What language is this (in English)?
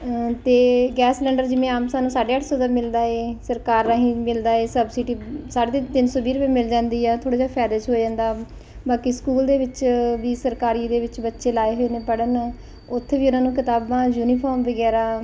Punjabi